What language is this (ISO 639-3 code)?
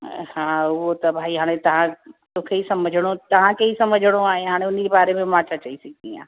snd